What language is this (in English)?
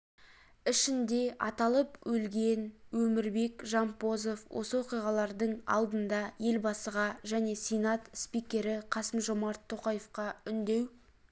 Kazakh